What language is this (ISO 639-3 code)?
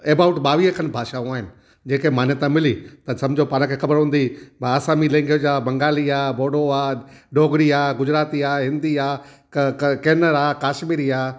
snd